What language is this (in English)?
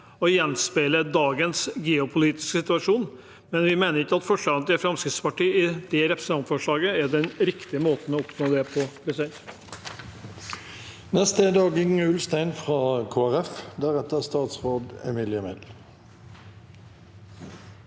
Norwegian